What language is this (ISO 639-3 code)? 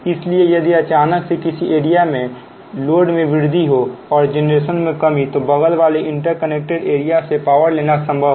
hin